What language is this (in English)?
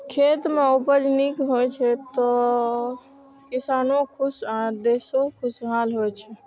Maithili